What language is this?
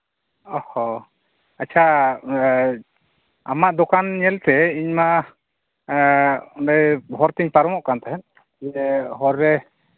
Santali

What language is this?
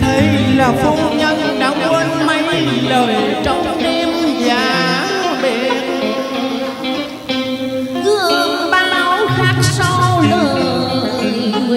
Vietnamese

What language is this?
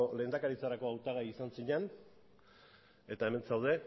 Basque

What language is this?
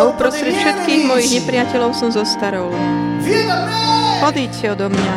Slovak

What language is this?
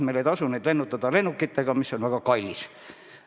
Estonian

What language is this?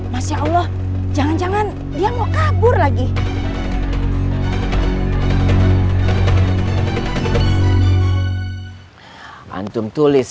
Indonesian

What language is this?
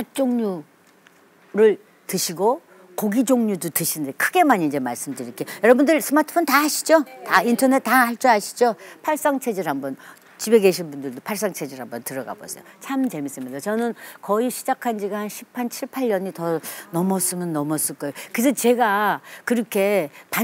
Korean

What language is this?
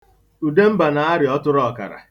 Igbo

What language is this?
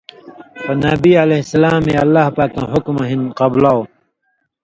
Indus Kohistani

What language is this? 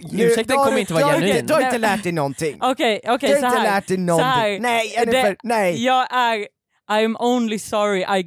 Swedish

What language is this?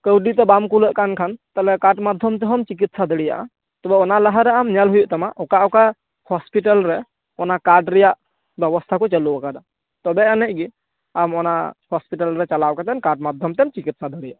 Santali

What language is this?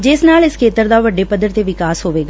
Punjabi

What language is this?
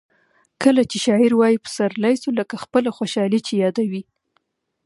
Pashto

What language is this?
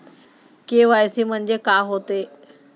Marathi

